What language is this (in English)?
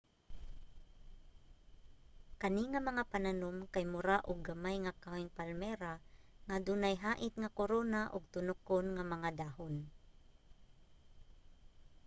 Cebuano